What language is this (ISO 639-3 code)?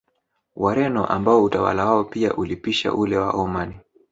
swa